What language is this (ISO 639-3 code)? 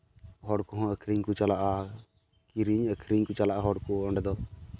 sat